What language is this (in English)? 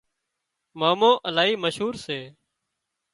Wadiyara Koli